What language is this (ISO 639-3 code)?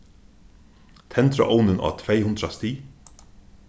fao